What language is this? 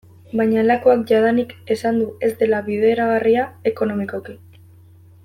Basque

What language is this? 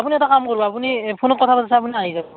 Assamese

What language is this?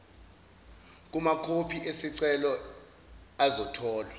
Zulu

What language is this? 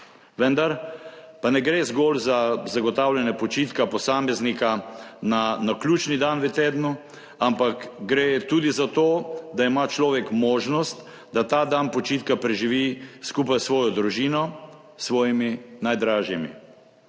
Slovenian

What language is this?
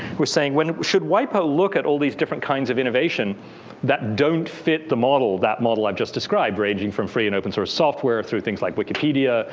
English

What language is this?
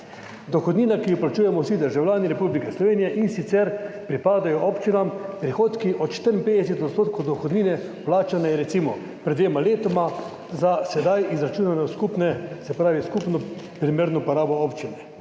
Slovenian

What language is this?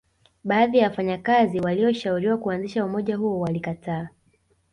Swahili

